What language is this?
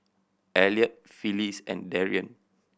English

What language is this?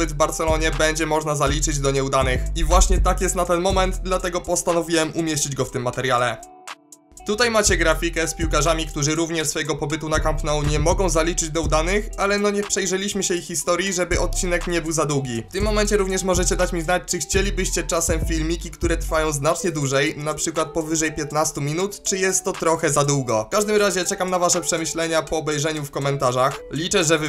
Polish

